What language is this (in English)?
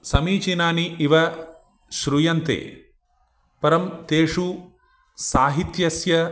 Sanskrit